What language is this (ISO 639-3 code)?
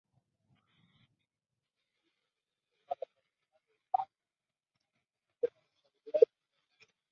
spa